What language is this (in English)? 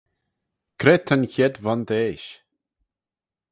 Manx